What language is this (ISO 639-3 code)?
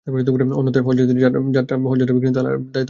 ben